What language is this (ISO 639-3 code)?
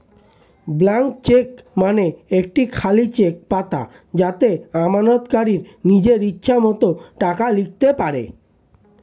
ben